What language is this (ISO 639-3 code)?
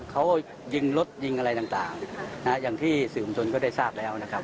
tha